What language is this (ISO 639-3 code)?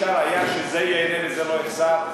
heb